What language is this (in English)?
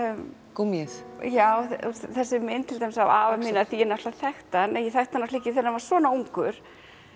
Icelandic